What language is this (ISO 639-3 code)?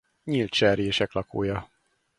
hun